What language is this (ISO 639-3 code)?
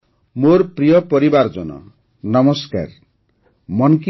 ori